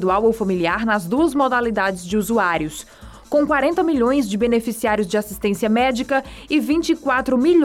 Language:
Portuguese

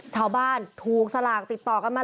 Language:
Thai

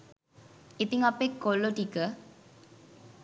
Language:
Sinhala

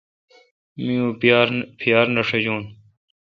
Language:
Kalkoti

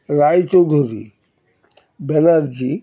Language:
Bangla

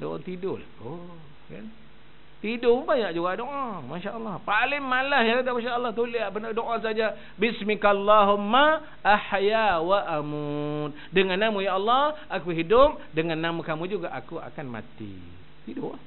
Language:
Malay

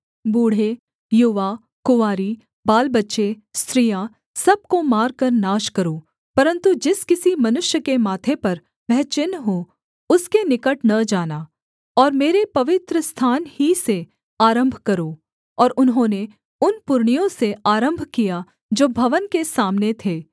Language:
Hindi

